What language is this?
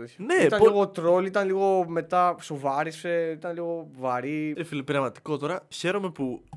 Greek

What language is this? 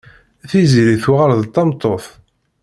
Kabyle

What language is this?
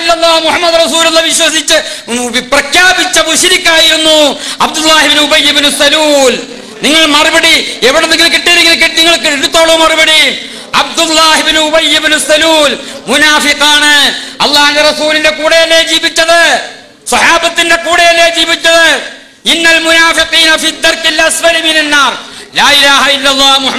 Arabic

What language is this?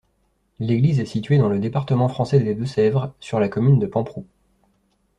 French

